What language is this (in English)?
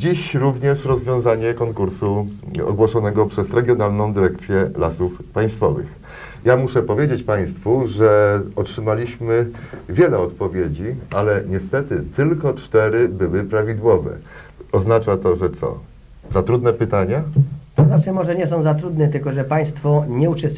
Polish